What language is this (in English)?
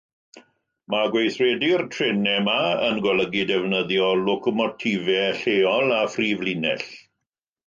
Welsh